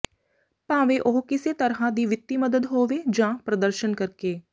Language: Punjabi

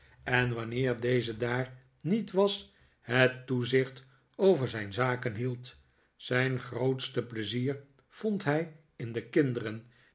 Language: Dutch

